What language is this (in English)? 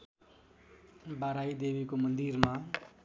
Nepali